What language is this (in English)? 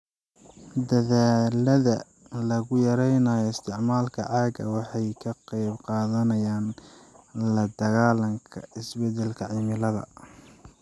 Somali